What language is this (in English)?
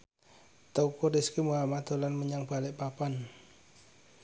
Javanese